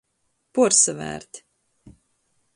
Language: Latgalian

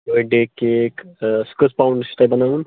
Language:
Kashmiri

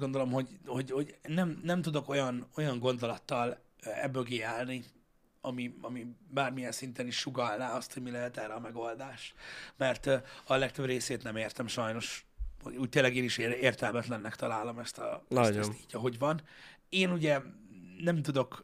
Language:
Hungarian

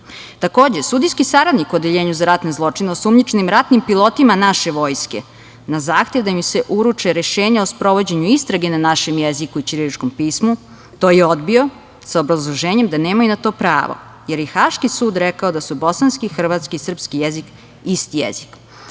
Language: Serbian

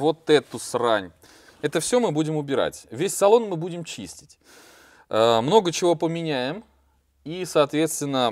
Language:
Russian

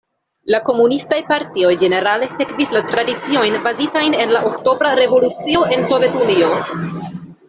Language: Esperanto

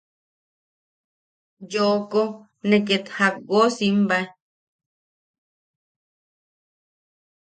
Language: Yaqui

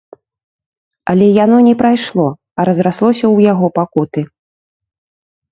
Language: Belarusian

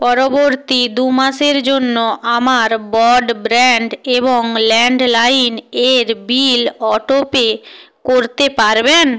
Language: Bangla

